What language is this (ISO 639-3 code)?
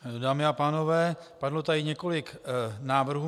ces